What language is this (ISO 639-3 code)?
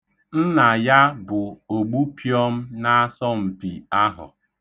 ibo